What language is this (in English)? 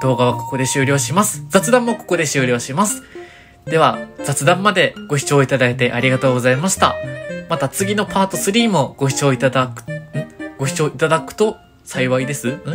Japanese